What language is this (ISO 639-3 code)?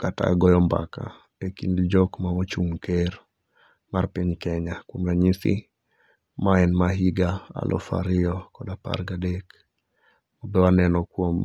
luo